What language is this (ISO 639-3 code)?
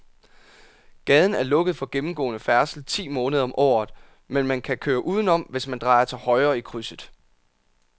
dan